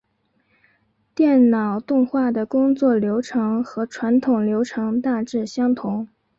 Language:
Chinese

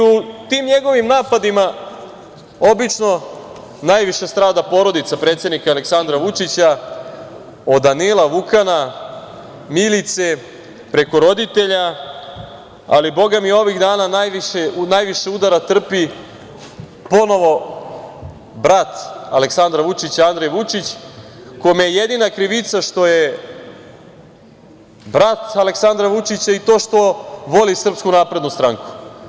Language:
Serbian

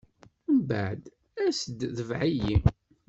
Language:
Kabyle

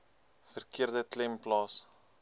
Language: Afrikaans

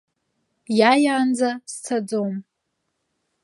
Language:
Abkhazian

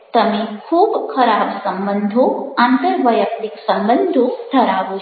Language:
Gujarati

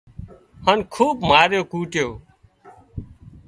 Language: Wadiyara Koli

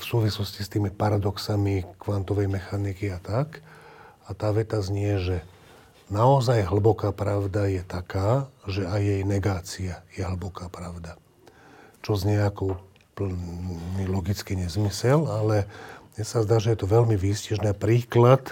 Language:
Slovak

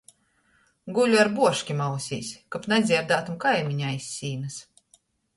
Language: Latgalian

